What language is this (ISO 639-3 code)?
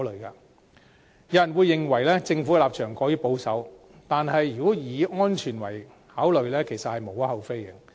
yue